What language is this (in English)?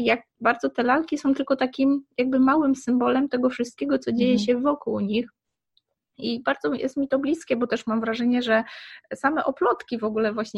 Polish